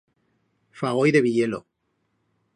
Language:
Aragonese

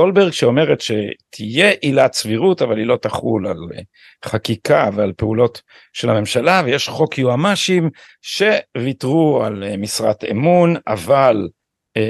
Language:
Hebrew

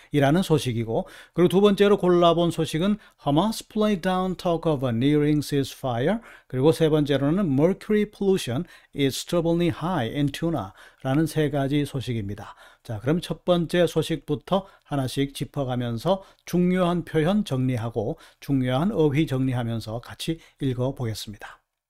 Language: Korean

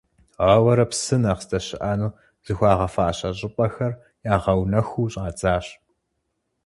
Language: Kabardian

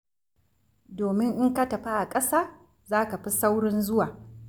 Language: Hausa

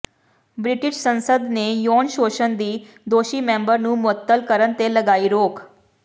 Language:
Punjabi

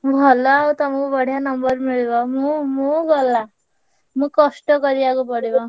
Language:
Odia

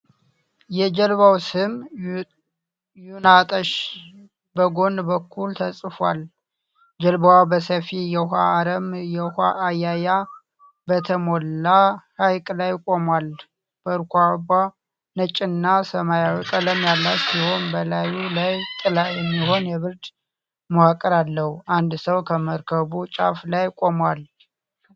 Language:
Amharic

